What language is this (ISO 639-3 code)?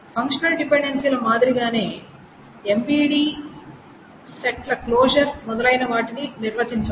tel